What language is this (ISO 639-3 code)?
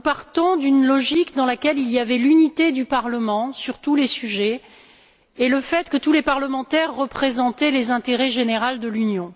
fra